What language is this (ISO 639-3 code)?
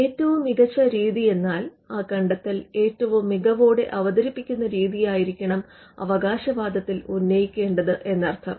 mal